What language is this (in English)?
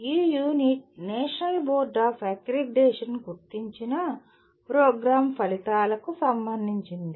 Telugu